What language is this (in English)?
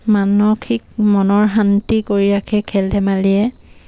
Assamese